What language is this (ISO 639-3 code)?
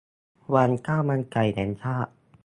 tha